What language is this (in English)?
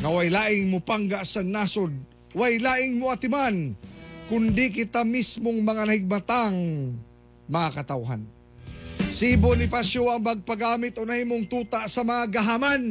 Filipino